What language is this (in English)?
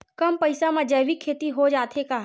Chhattisgarhi